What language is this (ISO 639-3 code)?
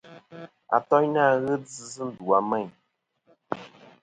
bkm